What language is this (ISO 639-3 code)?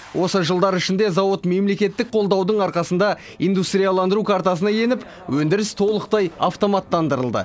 kaz